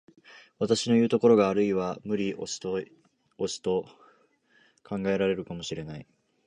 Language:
Japanese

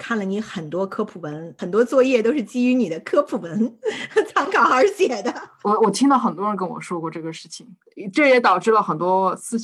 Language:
Chinese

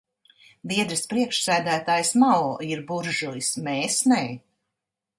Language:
Latvian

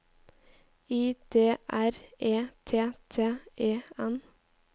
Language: Norwegian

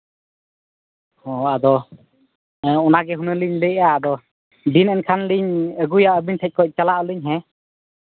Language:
Santali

